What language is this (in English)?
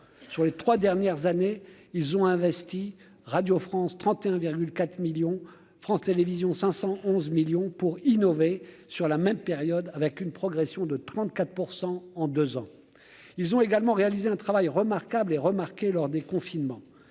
French